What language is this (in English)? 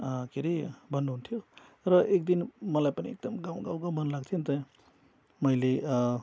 Nepali